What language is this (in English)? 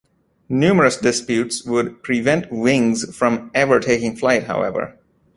English